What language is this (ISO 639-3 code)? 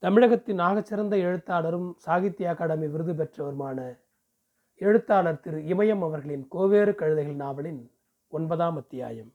tam